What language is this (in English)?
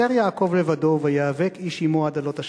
Hebrew